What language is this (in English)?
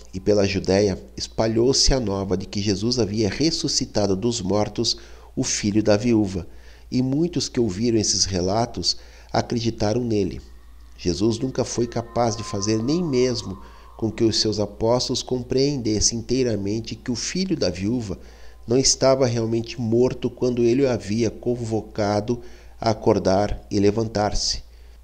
Portuguese